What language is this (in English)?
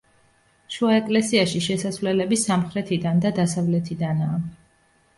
Georgian